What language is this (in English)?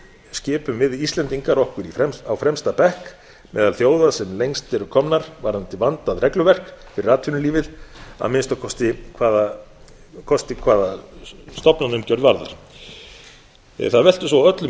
Icelandic